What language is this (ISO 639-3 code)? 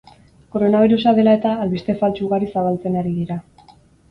eus